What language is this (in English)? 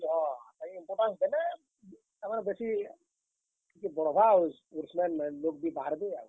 Odia